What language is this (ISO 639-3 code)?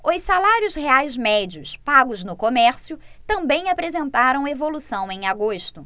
por